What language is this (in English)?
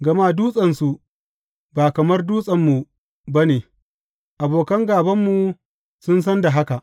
Hausa